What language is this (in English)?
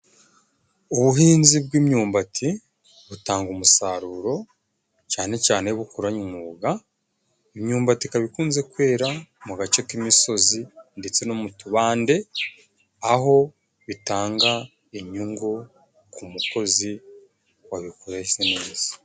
Kinyarwanda